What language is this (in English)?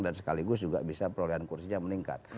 Indonesian